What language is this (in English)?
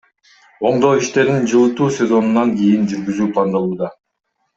Kyrgyz